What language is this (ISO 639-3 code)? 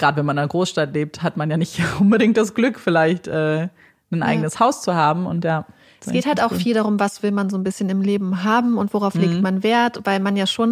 deu